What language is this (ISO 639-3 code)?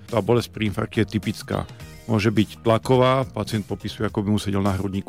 slk